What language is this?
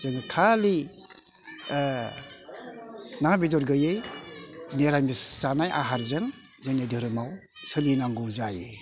Bodo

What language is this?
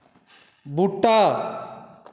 Dogri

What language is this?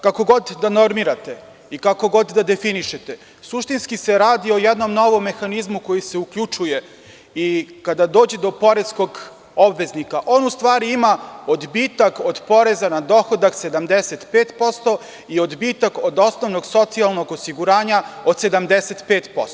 Serbian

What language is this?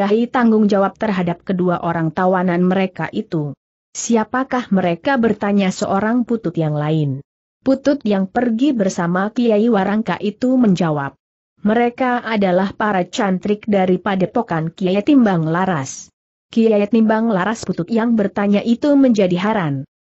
Indonesian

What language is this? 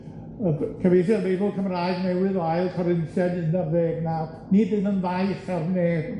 Welsh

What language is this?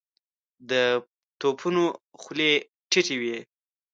Pashto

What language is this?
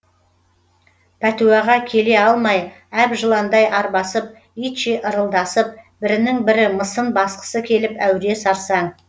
Kazakh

